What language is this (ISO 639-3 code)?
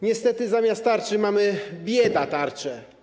pol